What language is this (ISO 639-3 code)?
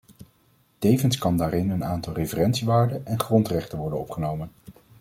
nld